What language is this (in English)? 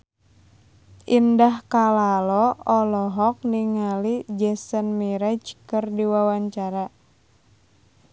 Sundanese